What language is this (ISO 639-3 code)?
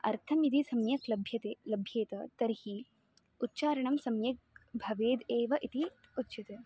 san